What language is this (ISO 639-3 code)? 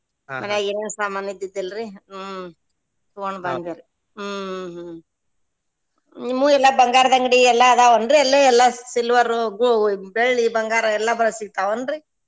kan